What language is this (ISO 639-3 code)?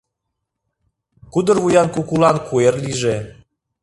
chm